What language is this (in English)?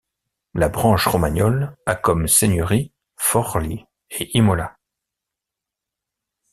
French